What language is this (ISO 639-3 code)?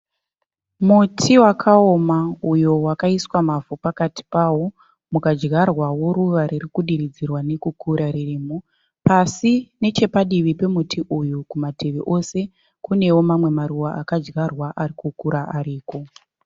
sna